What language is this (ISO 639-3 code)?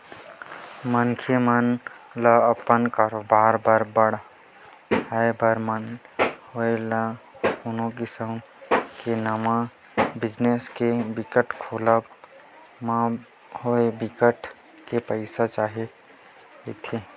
hne